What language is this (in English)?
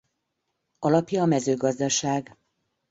Hungarian